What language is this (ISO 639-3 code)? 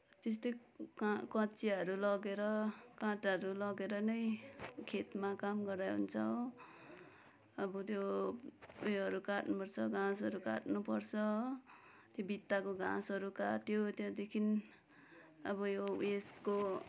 nep